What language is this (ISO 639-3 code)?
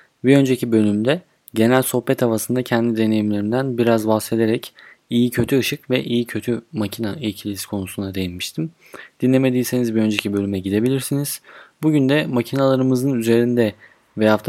tur